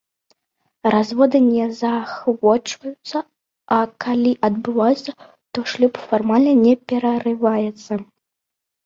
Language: Belarusian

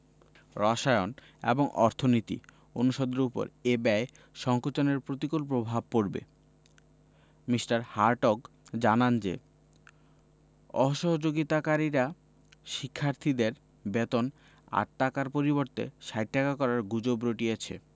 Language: Bangla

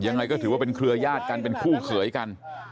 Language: Thai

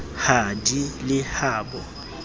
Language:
Southern Sotho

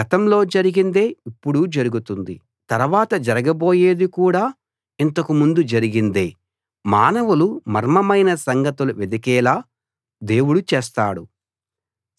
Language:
Telugu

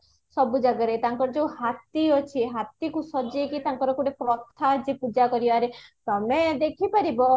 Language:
Odia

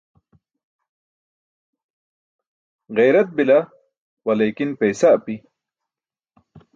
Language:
Burushaski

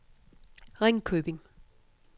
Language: Danish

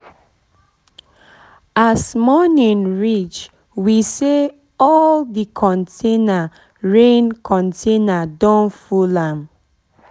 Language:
Nigerian Pidgin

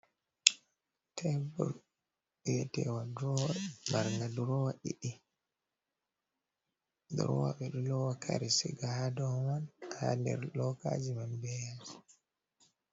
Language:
Fula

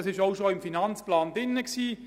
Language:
Swiss German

